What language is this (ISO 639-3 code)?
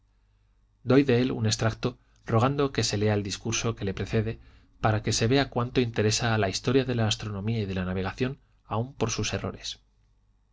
spa